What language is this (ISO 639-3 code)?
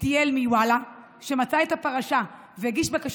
heb